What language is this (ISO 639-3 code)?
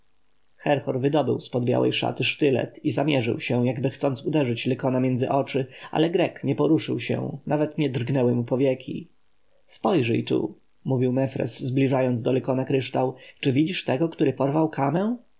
pol